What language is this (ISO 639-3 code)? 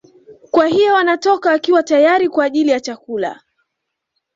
swa